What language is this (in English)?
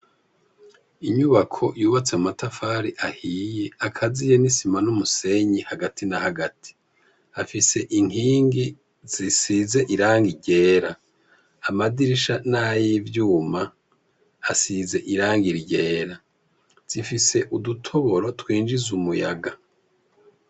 Rundi